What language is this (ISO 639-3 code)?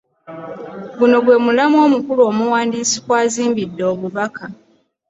lug